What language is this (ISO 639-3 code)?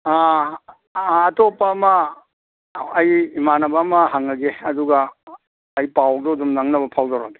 mni